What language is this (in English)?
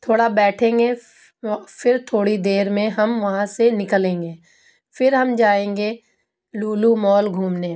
Urdu